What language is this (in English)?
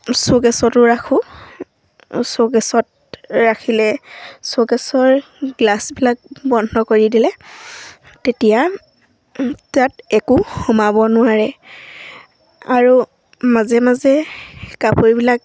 Assamese